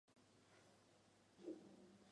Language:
Chinese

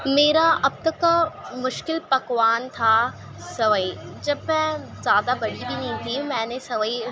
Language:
Urdu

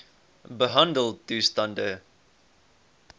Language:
Afrikaans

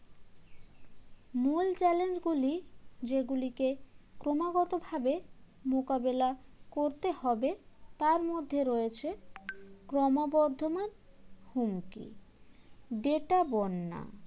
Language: Bangla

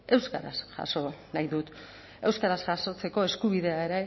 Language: Basque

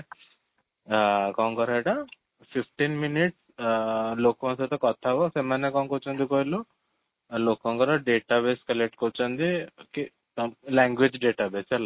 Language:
Odia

